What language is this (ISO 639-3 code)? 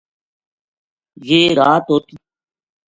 gju